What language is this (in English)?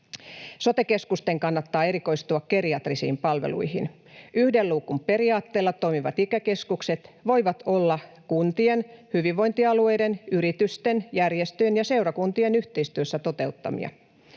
Finnish